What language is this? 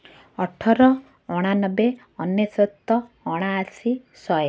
Odia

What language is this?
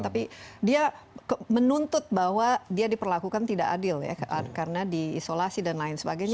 Indonesian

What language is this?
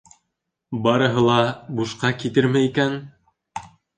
Bashkir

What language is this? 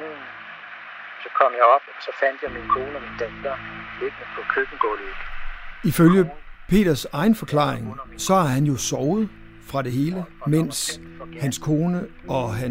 Danish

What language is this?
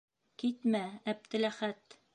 Bashkir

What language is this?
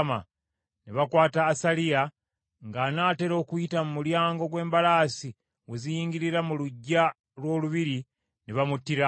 Ganda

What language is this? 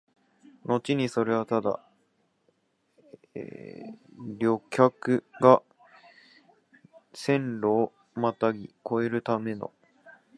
Japanese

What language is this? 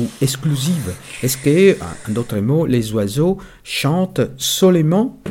French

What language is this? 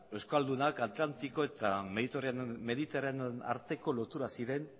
Basque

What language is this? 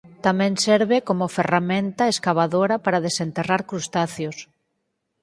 Galician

